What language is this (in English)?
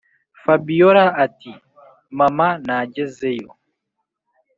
Kinyarwanda